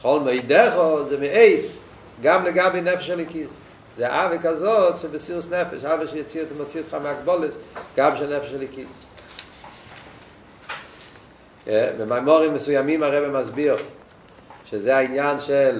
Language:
Hebrew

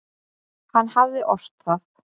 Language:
Icelandic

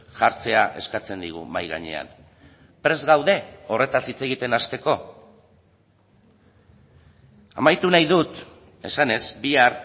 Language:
Basque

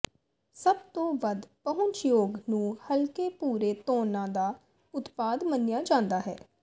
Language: Punjabi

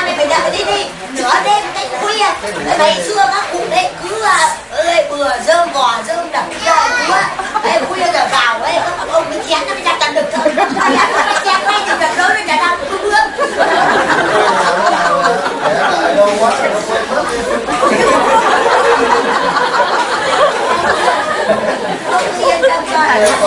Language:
Vietnamese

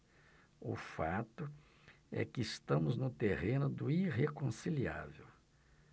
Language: Portuguese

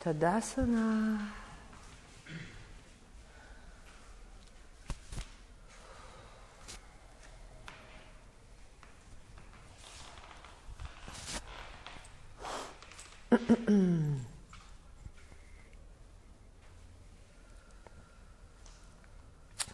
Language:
Hebrew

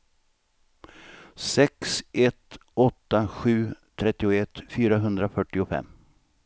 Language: Swedish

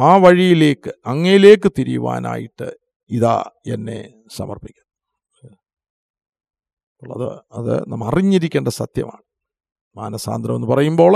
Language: Malayalam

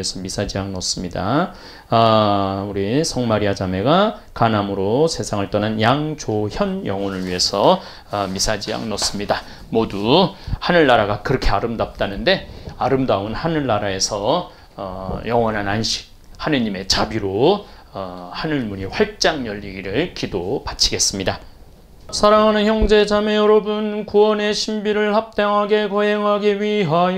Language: Korean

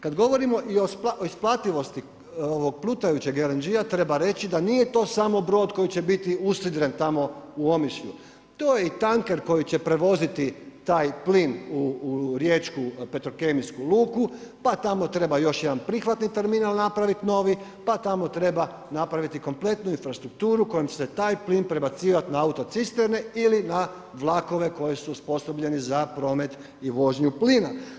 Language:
Croatian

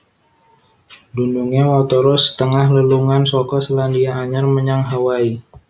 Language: Javanese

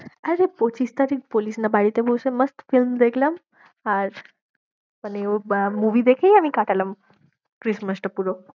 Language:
Bangla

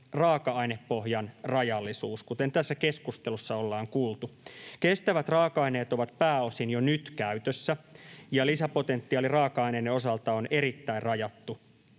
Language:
Finnish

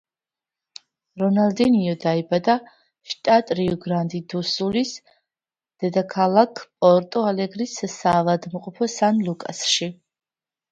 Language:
Georgian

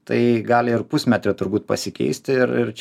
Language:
Lithuanian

